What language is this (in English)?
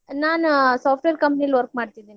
Kannada